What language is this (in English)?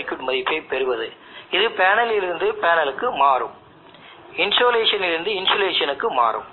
Tamil